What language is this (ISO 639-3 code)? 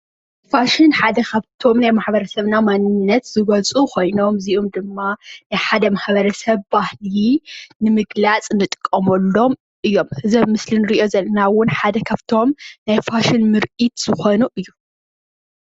tir